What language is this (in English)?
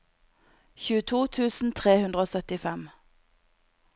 Norwegian